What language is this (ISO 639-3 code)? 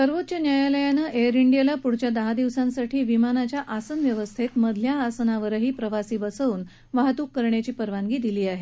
mar